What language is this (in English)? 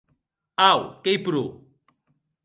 Occitan